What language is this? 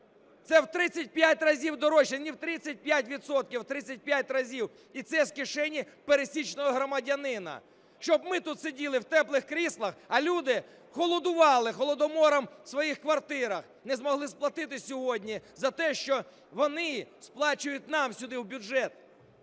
Ukrainian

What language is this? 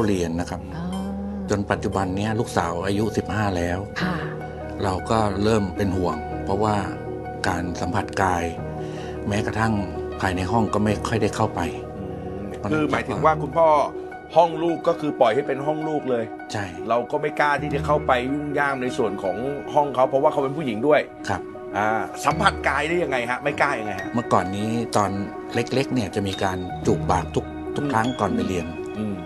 Thai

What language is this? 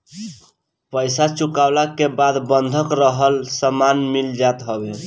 Bhojpuri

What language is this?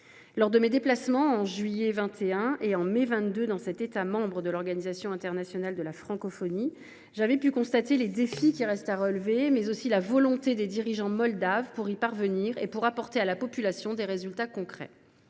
French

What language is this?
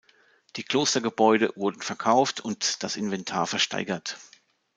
German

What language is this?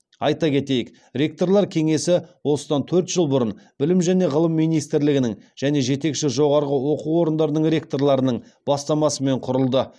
Kazakh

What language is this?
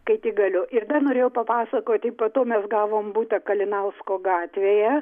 Lithuanian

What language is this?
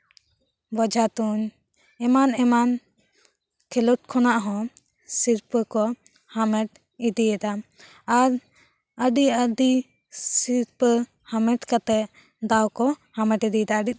Santali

